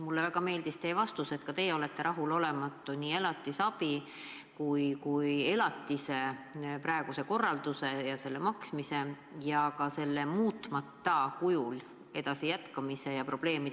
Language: Estonian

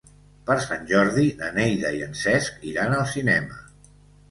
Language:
Catalan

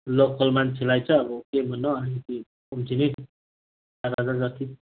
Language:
Nepali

